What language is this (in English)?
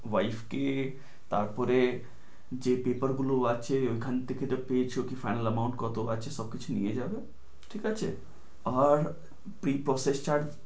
Bangla